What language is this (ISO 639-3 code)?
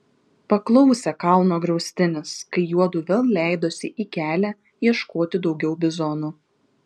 lit